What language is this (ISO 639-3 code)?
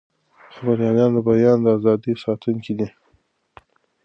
pus